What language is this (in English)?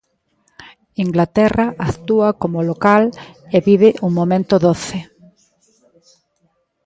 Galician